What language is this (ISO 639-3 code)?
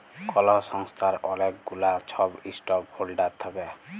ben